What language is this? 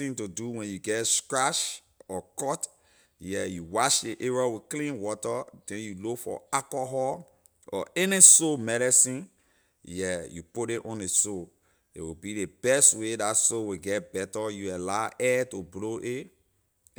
Liberian English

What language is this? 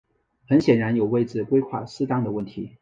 Chinese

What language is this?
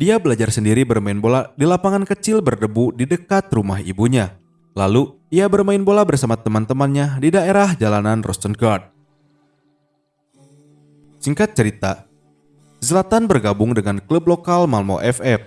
Indonesian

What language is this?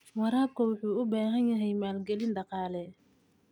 Somali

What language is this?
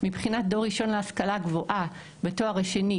Hebrew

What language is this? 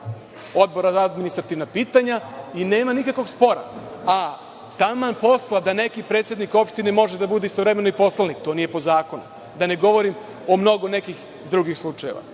Serbian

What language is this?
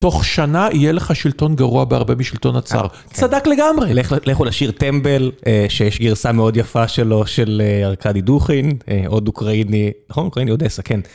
Hebrew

